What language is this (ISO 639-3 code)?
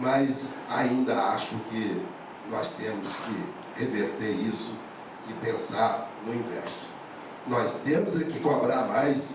por